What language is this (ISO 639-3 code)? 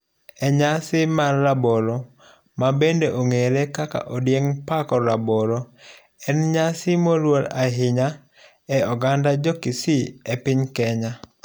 luo